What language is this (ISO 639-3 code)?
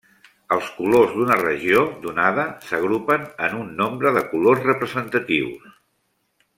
cat